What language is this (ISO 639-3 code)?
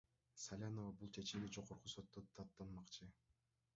kir